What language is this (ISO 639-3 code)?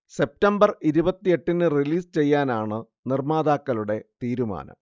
mal